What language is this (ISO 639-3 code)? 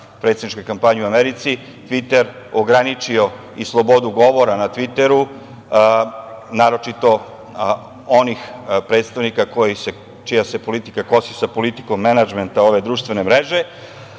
srp